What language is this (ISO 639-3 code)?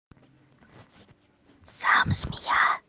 rus